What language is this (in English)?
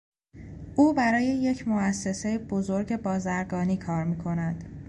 Persian